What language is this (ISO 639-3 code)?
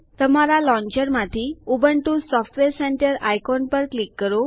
guj